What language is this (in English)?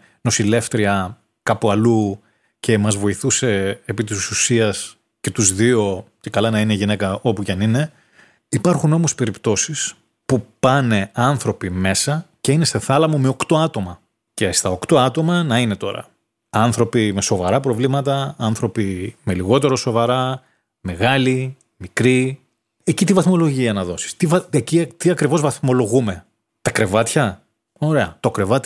Greek